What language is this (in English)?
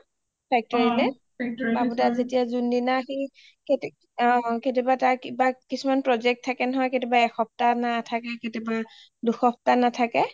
Assamese